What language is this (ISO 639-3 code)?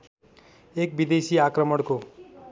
nep